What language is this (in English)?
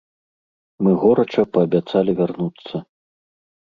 Belarusian